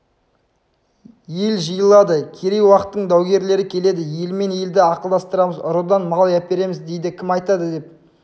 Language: Kazakh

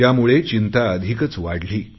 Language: Marathi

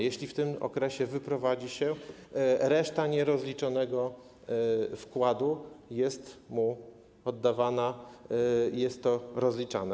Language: Polish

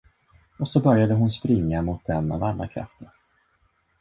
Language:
Swedish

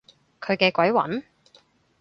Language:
Cantonese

